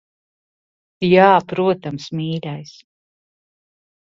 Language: Latvian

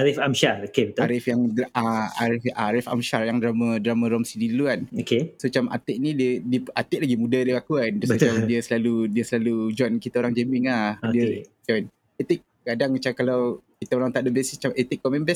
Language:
Malay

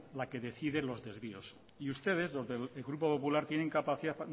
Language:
Spanish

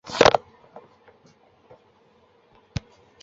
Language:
Chinese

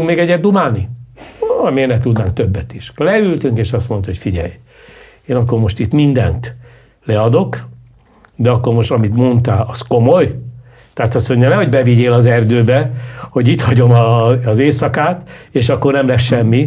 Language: Hungarian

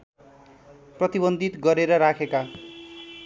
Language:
Nepali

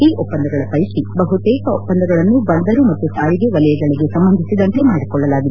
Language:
Kannada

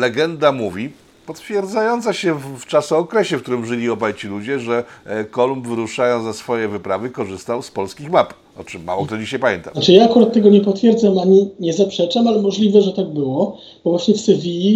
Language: Polish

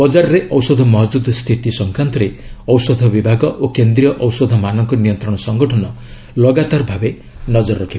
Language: Odia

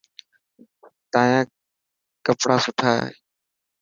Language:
Dhatki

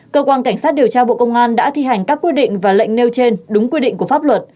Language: Vietnamese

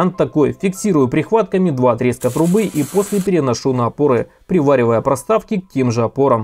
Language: Russian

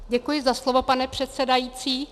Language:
Czech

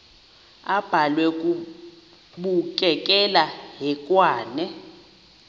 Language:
Xhosa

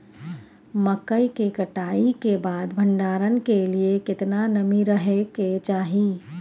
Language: Maithili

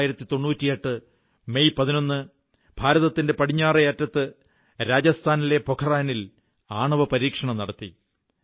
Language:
Malayalam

